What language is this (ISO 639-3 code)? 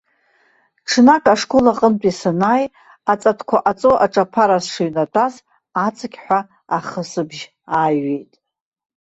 abk